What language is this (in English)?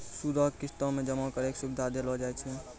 Maithili